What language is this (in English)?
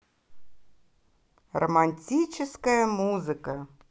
Russian